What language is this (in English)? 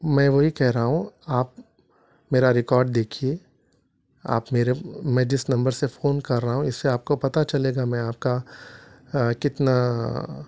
Urdu